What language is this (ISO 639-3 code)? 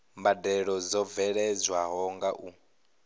ven